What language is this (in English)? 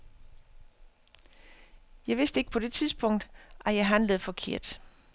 Danish